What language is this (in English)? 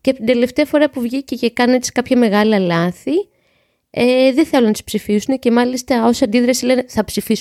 Greek